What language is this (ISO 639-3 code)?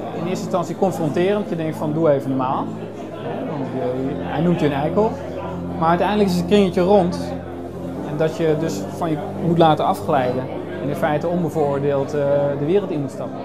nld